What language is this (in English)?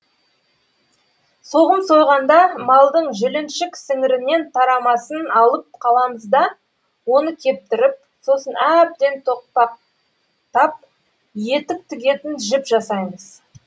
Kazakh